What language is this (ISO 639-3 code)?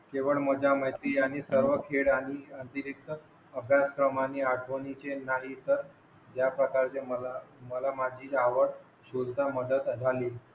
mar